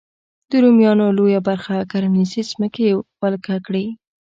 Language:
Pashto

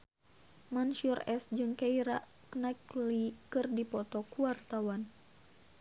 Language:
Sundanese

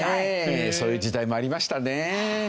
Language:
Japanese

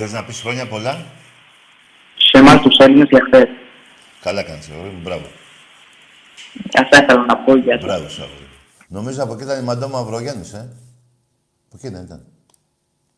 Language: Greek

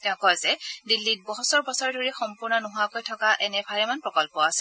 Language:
Assamese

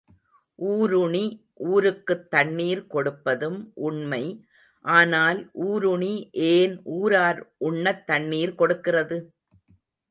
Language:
Tamil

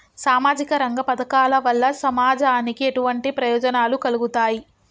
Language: Telugu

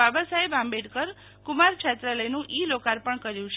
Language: Gujarati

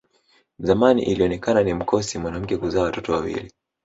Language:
Swahili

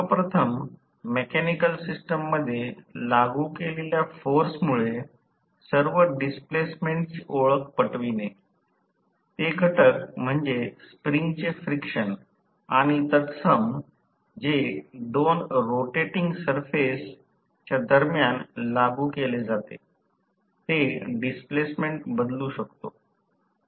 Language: Marathi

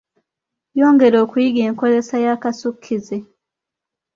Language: Ganda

